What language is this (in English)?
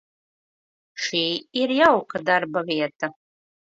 Latvian